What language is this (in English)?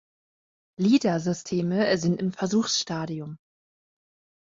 German